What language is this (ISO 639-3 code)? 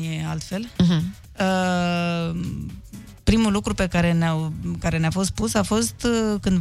ron